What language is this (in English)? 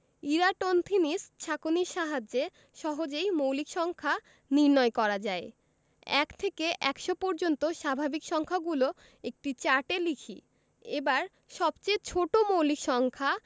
Bangla